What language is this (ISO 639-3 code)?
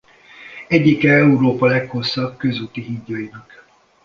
hun